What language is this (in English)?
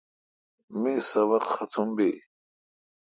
Kalkoti